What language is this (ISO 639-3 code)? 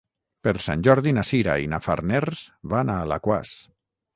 cat